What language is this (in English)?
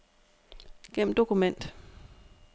Danish